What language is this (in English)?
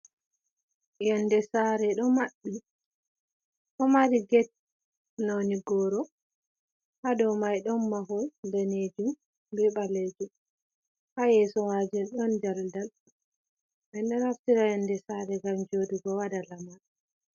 Fula